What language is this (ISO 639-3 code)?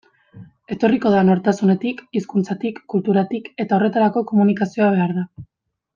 eus